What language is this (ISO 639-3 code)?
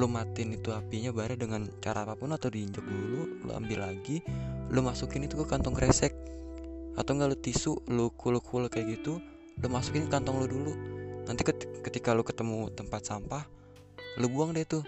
ind